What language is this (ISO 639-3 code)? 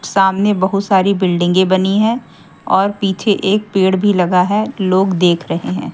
hin